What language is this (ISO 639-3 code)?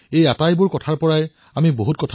asm